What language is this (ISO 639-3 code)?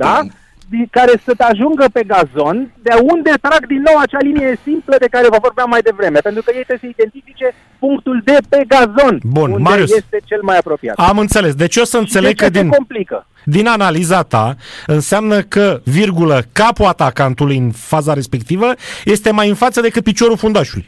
ron